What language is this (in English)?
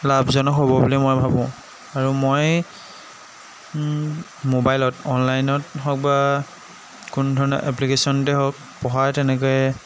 Assamese